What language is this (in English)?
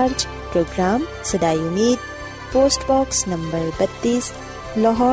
Urdu